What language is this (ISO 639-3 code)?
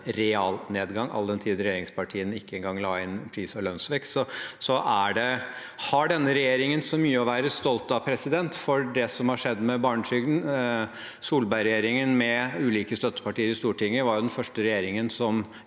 nor